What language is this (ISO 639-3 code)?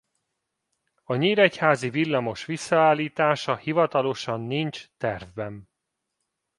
hun